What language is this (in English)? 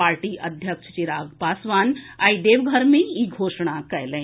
Maithili